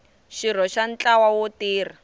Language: Tsonga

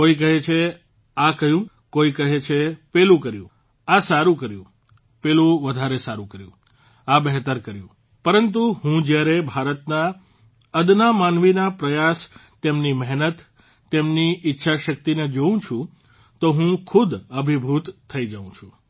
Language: Gujarati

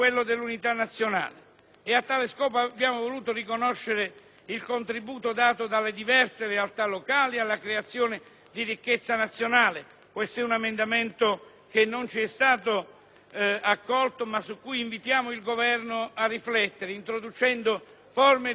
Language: Italian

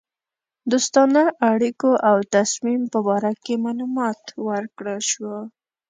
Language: Pashto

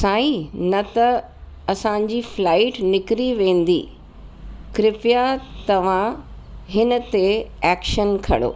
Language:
Sindhi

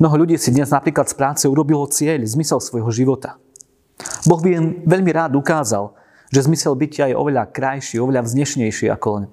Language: Slovak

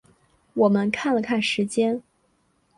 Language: Chinese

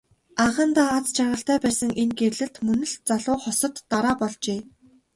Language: Mongolian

